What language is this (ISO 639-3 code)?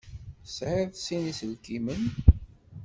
kab